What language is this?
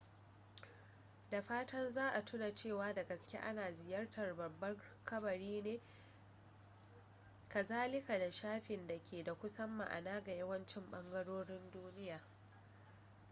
Hausa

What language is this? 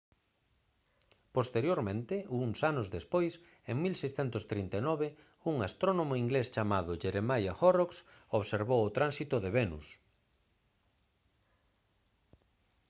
Galician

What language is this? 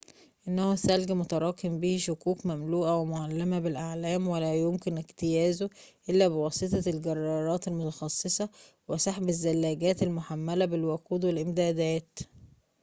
Arabic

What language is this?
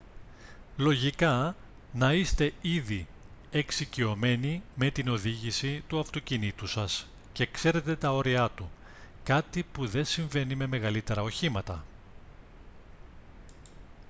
Greek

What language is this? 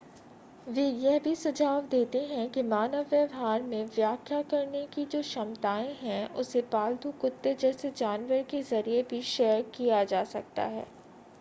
Hindi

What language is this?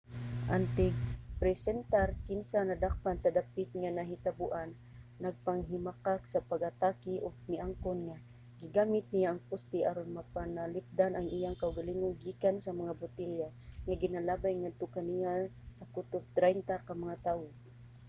Cebuano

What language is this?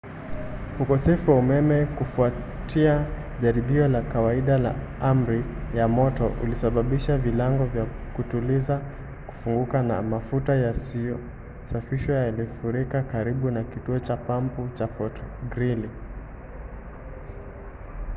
Swahili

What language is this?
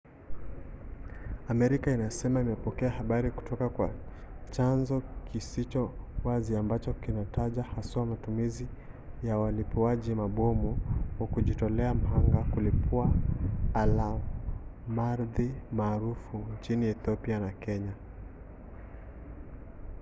Swahili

